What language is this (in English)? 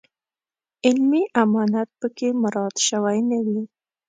Pashto